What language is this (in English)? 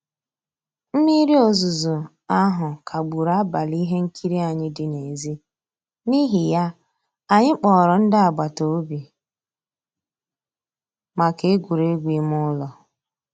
Igbo